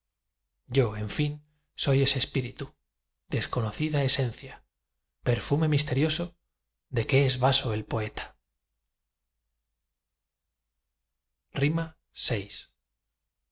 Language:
Spanish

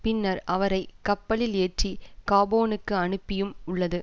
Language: Tamil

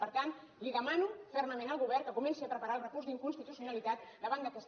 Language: Catalan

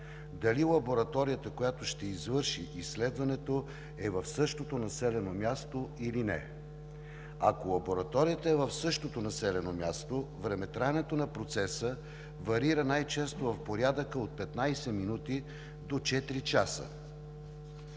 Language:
Bulgarian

